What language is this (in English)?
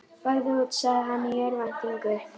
Icelandic